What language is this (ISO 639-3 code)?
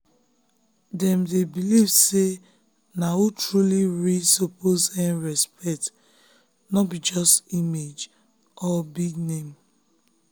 pcm